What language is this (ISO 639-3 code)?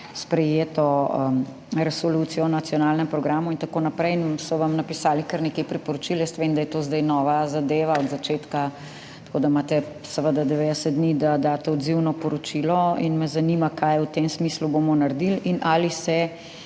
slv